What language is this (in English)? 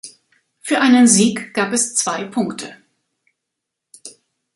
German